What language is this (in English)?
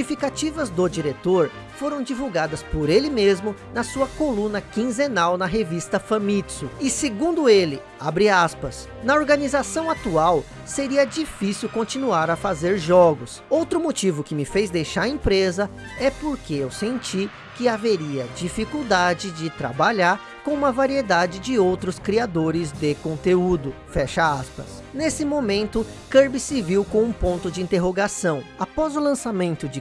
Portuguese